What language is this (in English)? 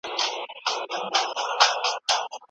Pashto